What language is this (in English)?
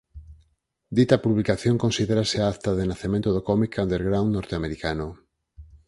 Galician